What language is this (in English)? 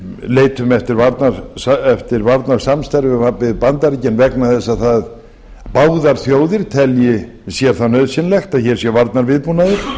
Icelandic